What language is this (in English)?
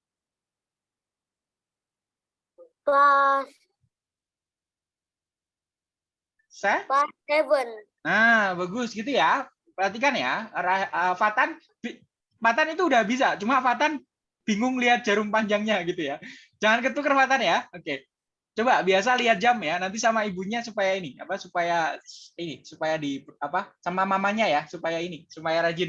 Indonesian